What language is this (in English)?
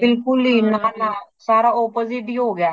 Punjabi